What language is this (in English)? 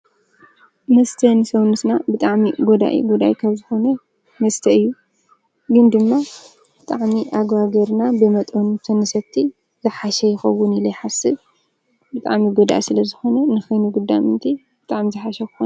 Tigrinya